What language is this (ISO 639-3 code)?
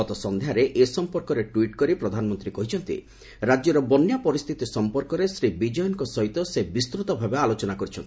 ori